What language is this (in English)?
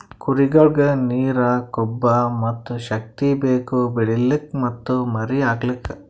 Kannada